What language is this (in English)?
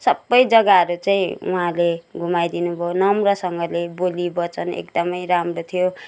Nepali